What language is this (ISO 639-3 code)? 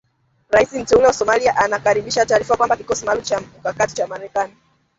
swa